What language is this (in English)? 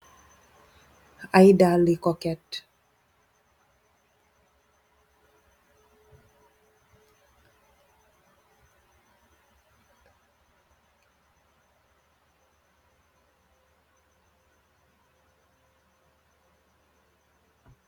Wolof